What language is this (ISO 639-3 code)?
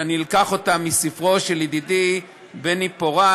heb